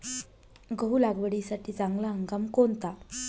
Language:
Marathi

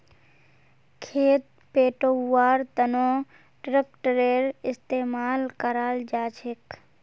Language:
Magahi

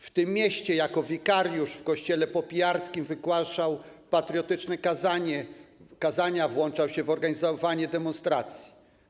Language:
Polish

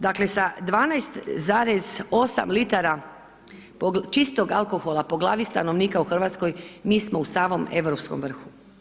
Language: Croatian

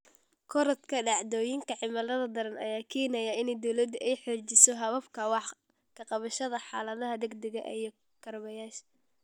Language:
Somali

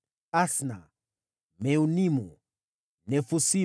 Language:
Swahili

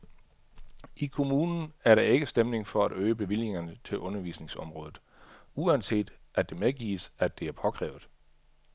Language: Danish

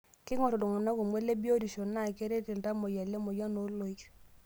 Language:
Masai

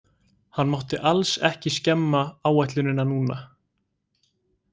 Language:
Icelandic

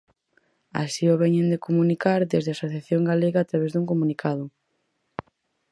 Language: Galician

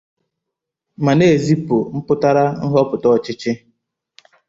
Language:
Igbo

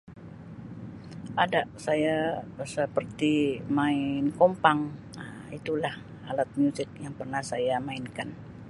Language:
Sabah Malay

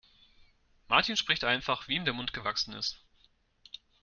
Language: German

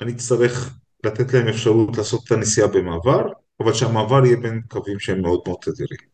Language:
Hebrew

